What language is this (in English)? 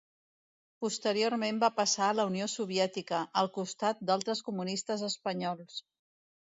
Catalan